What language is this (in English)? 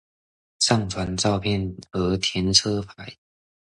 Chinese